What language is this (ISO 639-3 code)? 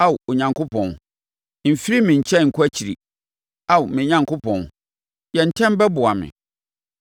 aka